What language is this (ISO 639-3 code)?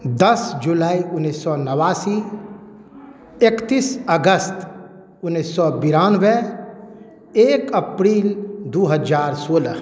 mai